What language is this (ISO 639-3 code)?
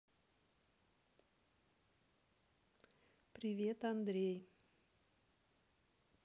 rus